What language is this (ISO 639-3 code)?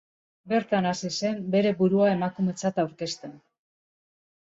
eus